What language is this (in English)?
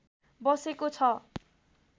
Nepali